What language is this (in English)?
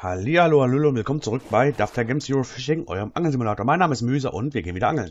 German